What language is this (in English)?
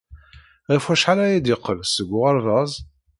Kabyle